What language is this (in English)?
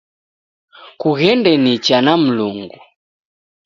Taita